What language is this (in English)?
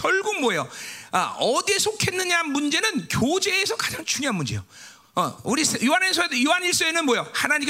Korean